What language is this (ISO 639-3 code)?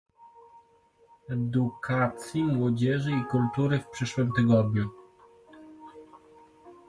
pol